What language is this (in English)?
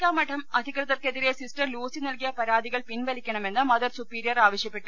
Malayalam